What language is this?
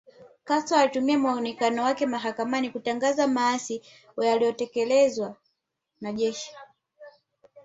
Swahili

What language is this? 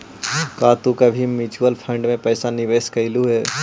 Magahi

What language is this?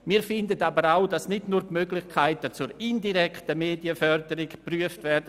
Swiss German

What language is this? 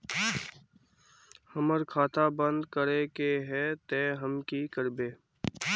Magahi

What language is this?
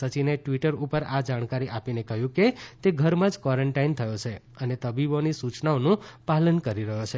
Gujarati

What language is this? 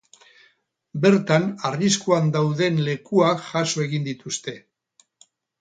Basque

